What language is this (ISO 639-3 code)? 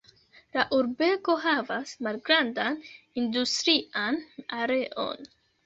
epo